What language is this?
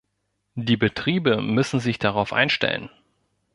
German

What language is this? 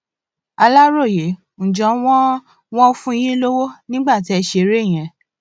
Yoruba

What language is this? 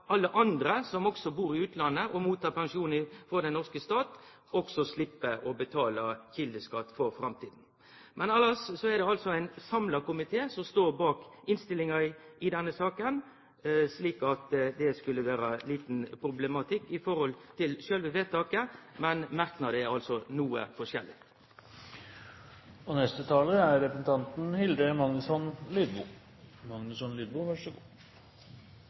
Norwegian Nynorsk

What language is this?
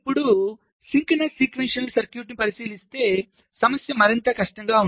Telugu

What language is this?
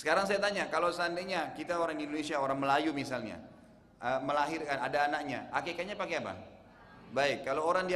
Indonesian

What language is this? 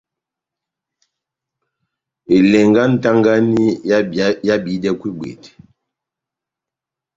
Batanga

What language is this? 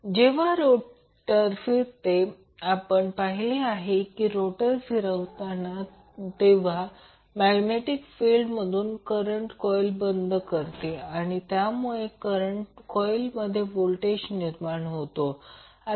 Marathi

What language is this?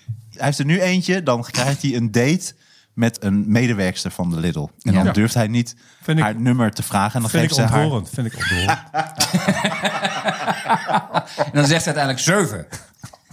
Dutch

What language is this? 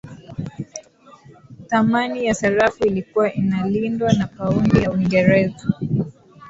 Swahili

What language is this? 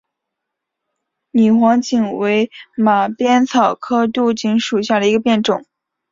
Chinese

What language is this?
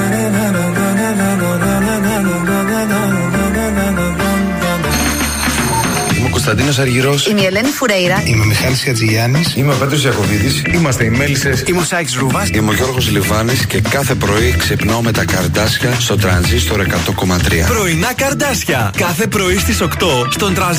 Greek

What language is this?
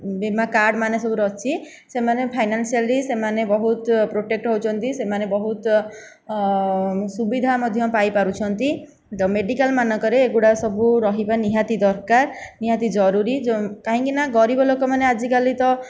Odia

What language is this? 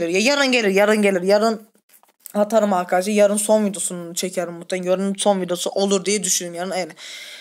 Turkish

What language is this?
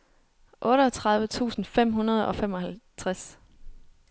Danish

